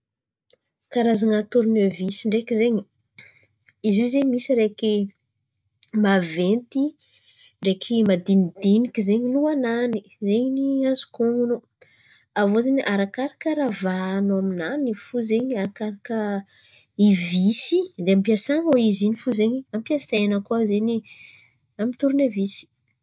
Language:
Antankarana Malagasy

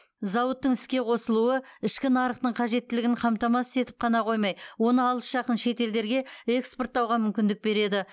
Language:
Kazakh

